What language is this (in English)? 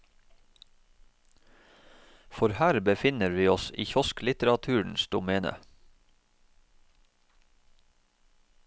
Norwegian